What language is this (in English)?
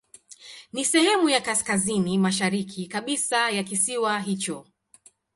Swahili